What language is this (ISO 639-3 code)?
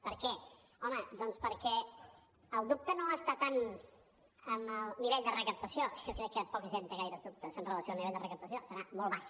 cat